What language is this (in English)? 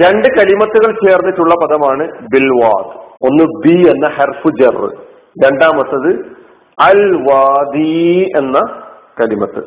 Malayalam